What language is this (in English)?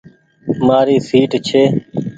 Goaria